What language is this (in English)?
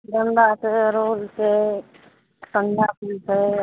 Maithili